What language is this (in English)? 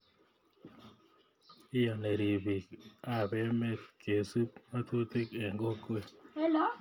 Kalenjin